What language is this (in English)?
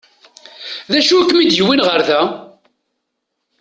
Kabyle